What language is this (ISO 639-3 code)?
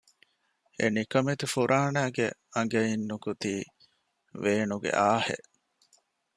div